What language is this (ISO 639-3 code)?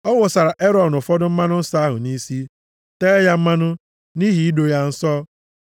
ibo